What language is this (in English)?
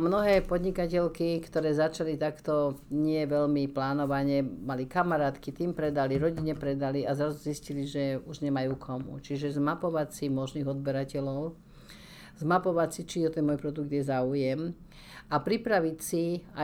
Slovak